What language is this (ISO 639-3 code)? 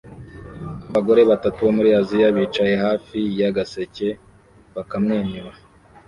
kin